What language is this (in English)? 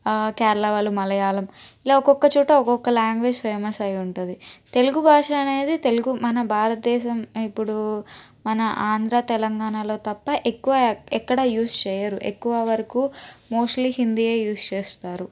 Telugu